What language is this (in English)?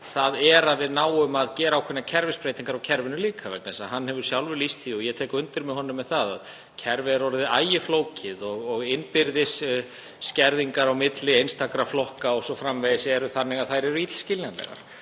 Icelandic